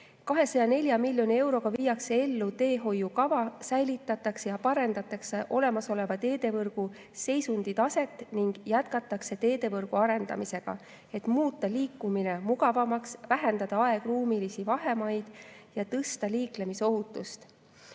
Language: Estonian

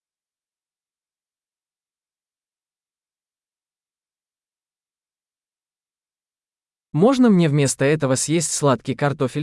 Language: Russian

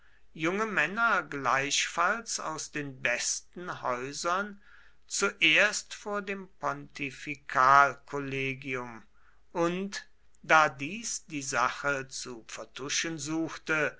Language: German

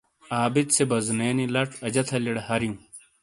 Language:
Shina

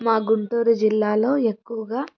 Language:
Telugu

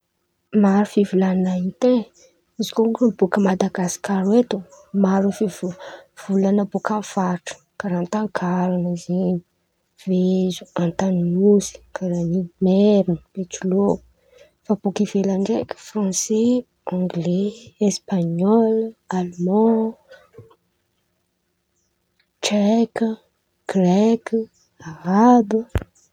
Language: Antankarana Malagasy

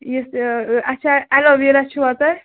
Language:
Kashmiri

